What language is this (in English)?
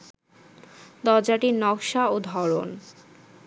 Bangla